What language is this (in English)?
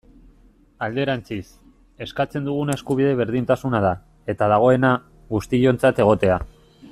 Basque